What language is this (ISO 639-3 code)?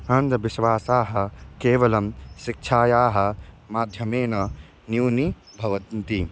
san